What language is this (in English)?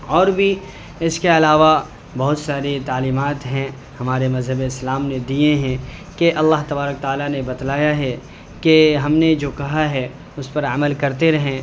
Urdu